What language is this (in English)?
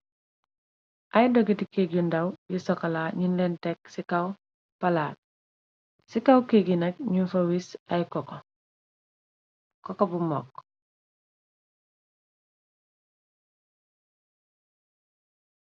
Wolof